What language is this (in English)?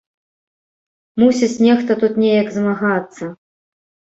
Belarusian